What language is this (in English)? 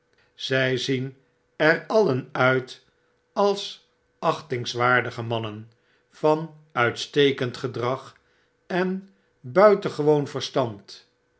Dutch